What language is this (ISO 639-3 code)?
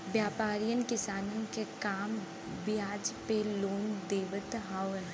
bho